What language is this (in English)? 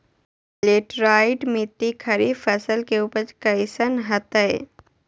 Magahi